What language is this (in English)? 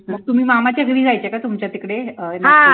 Marathi